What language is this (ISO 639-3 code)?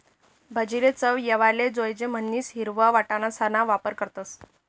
mar